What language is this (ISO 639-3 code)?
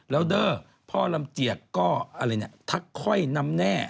tha